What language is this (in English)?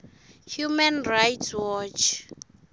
Swati